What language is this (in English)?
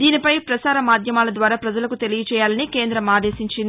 Telugu